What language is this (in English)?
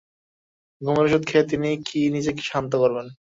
Bangla